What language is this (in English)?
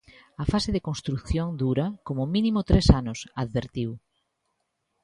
Galician